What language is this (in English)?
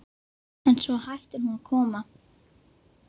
Icelandic